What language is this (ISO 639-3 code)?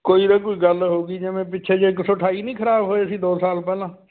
pan